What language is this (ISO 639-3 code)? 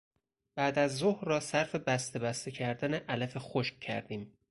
fas